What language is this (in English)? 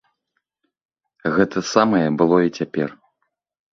Belarusian